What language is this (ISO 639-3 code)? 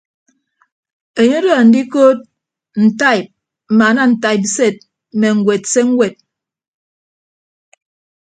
ibb